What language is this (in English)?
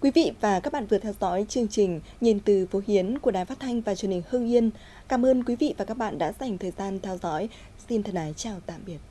Vietnamese